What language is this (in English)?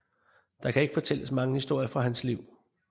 Danish